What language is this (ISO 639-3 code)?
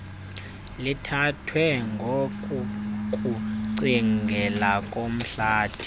xho